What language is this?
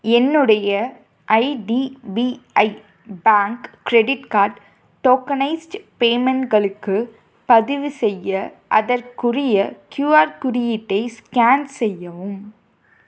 Tamil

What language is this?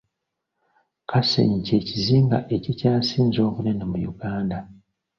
Ganda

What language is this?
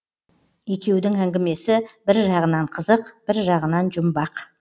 Kazakh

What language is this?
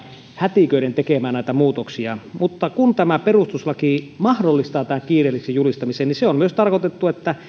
Finnish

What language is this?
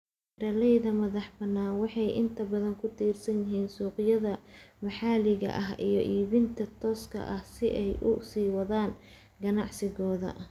Somali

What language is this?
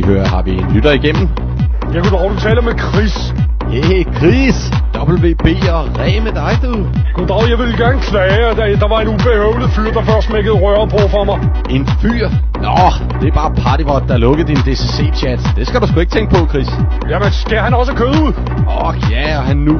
Danish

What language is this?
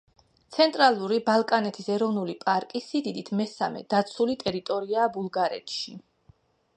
Georgian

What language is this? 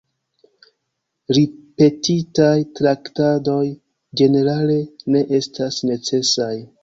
Esperanto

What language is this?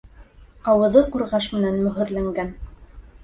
Bashkir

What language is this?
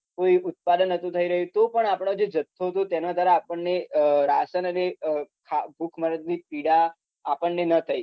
Gujarati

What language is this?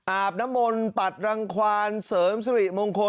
Thai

